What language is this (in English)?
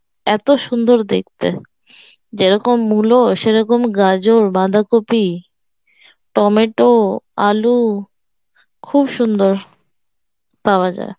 Bangla